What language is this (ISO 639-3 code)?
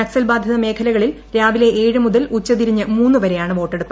mal